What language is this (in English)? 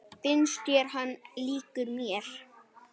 Icelandic